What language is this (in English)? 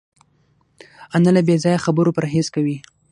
Pashto